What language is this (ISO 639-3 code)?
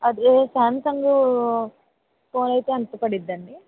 tel